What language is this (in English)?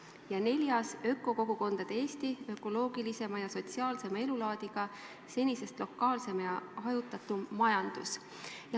Estonian